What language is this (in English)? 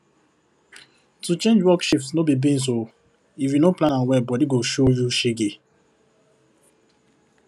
Nigerian Pidgin